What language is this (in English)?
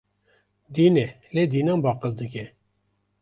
Kurdish